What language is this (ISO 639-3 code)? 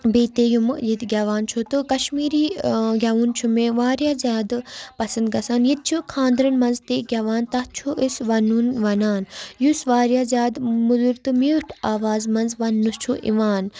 kas